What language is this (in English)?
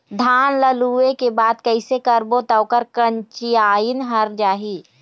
Chhattisgarhi